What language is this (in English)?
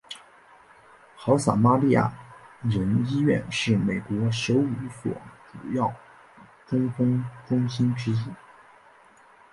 Chinese